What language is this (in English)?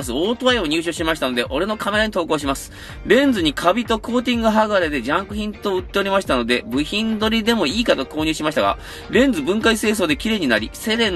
Japanese